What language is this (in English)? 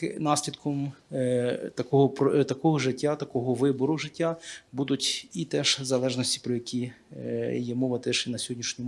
Ukrainian